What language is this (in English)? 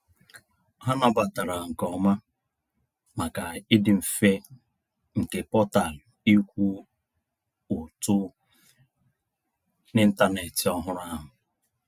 Igbo